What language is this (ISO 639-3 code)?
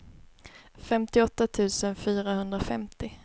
swe